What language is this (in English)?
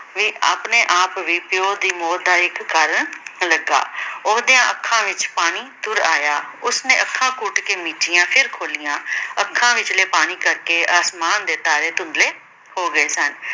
Punjabi